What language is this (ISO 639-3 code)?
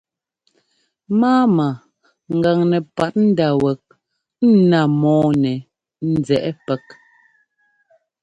jgo